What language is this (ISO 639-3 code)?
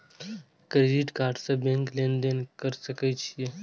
mai